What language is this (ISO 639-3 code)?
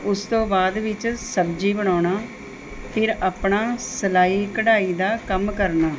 pan